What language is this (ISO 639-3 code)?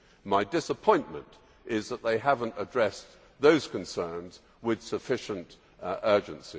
eng